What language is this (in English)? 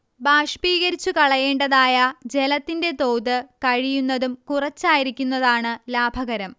Malayalam